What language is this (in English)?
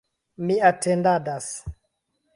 Esperanto